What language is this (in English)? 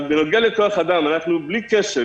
Hebrew